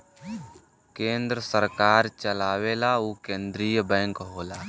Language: Bhojpuri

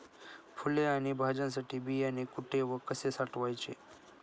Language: Marathi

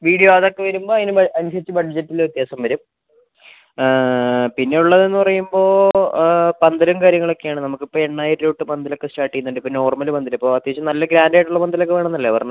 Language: Malayalam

